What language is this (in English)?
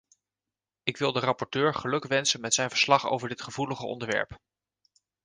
Dutch